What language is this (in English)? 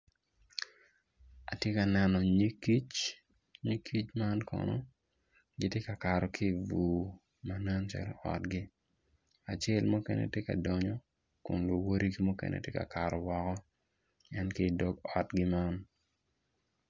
Acoli